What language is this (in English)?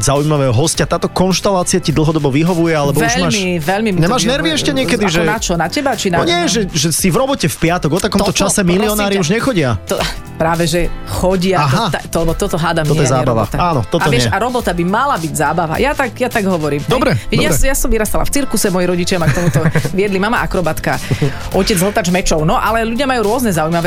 Slovak